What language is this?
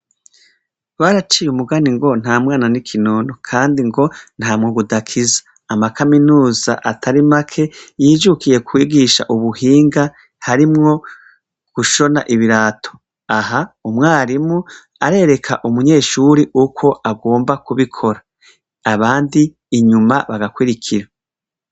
Rundi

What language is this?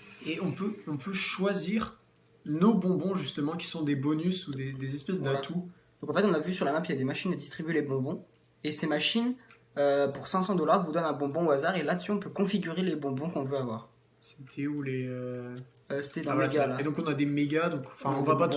French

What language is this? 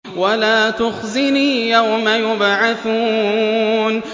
Arabic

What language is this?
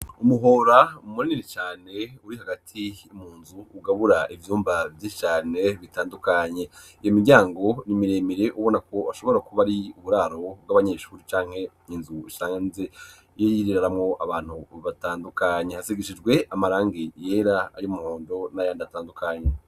Rundi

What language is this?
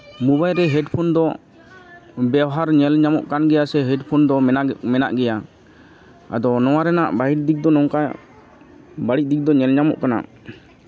Santali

